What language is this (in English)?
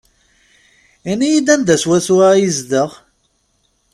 Kabyle